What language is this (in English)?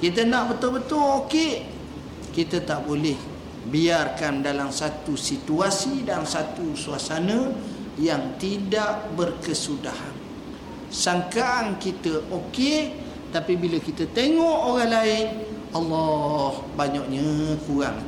Malay